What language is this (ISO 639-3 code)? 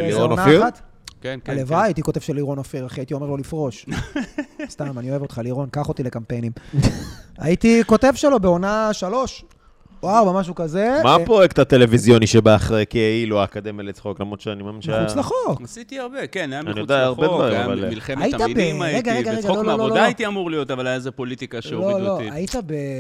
heb